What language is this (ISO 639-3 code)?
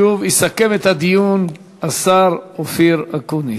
heb